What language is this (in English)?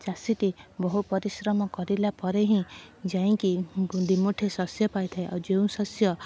Odia